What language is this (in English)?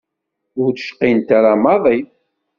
Kabyle